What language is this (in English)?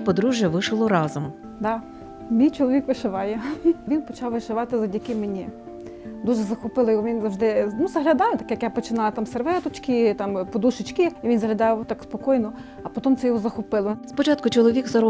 Ukrainian